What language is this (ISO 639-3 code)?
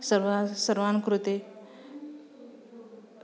san